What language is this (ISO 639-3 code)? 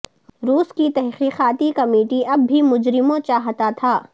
urd